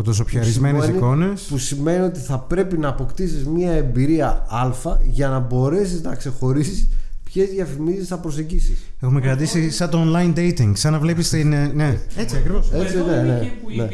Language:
Greek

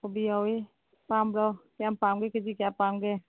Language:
Manipuri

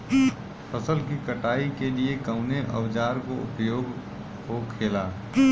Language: Bhojpuri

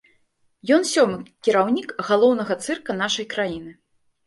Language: Belarusian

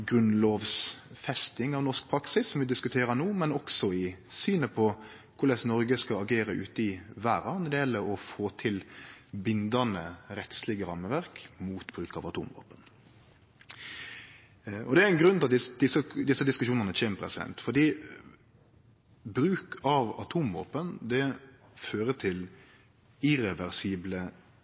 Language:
Norwegian Nynorsk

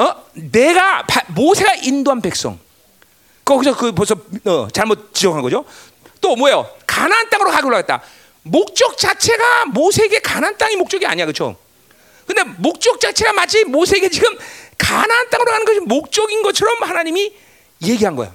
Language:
Korean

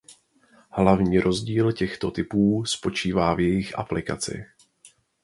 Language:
Czech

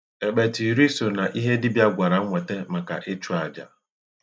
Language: Igbo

